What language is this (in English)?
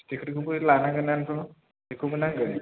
Bodo